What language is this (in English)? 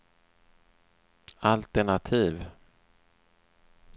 Swedish